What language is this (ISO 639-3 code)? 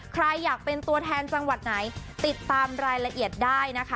tha